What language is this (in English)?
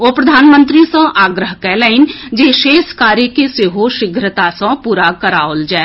Maithili